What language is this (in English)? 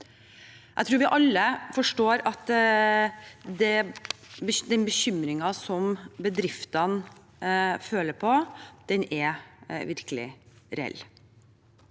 Norwegian